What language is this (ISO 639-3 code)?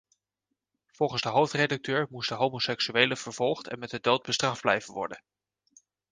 nld